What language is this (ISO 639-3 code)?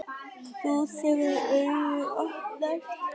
isl